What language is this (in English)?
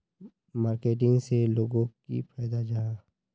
Magahi